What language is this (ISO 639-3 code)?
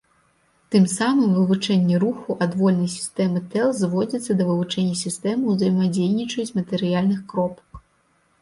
bel